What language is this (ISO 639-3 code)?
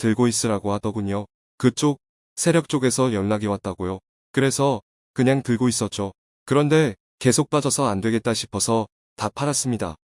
kor